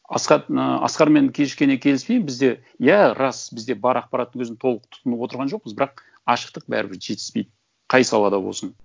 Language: Kazakh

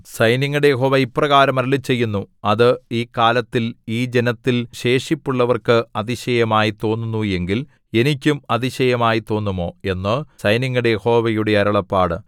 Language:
Malayalam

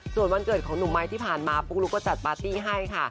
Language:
Thai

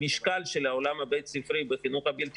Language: Hebrew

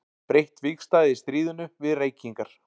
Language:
Icelandic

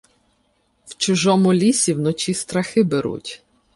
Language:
Ukrainian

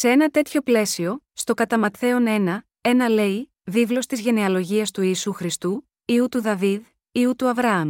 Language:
Greek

